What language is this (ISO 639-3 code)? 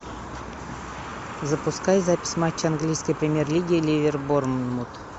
rus